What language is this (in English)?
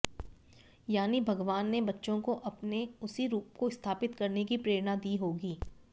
Hindi